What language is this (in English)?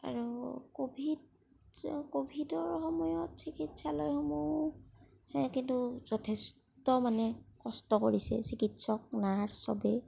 Assamese